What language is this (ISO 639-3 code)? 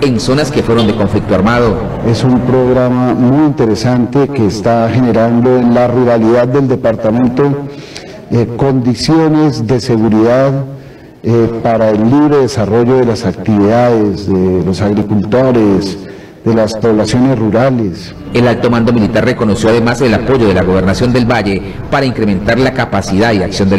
spa